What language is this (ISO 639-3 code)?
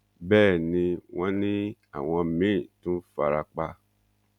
yor